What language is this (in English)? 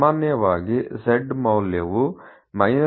Kannada